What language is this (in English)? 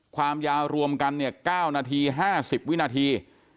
Thai